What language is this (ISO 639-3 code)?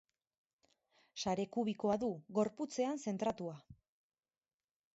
eus